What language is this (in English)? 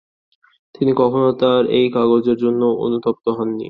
Bangla